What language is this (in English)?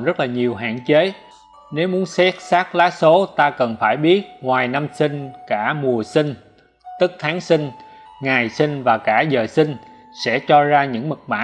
Vietnamese